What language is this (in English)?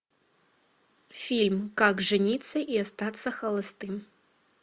Russian